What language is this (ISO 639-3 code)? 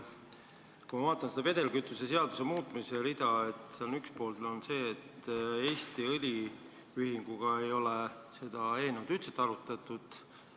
est